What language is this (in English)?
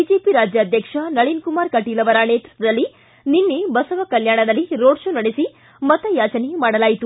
Kannada